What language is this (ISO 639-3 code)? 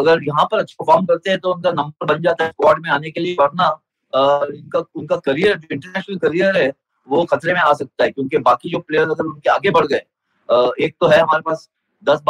hin